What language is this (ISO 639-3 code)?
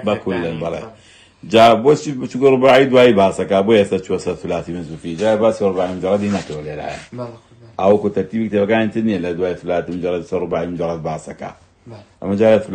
ara